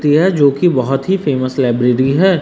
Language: Hindi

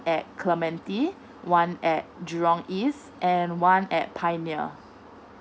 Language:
English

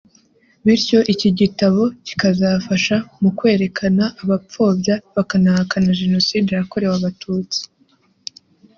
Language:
Kinyarwanda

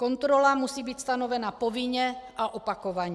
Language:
Czech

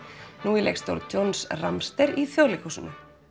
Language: Icelandic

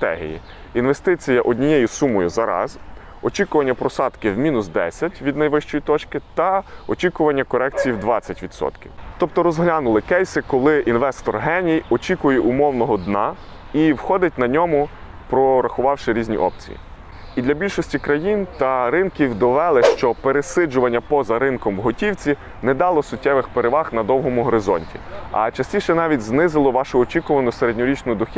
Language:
Ukrainian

